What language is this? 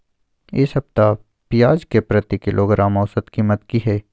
Maithili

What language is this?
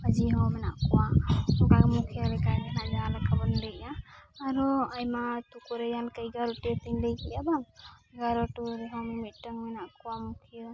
Santali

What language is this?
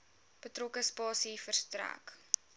Afrikaans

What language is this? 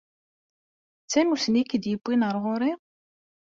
Kabyle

